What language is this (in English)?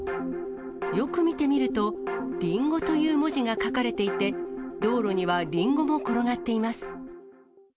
Japanese